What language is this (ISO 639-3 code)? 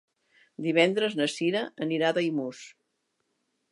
cat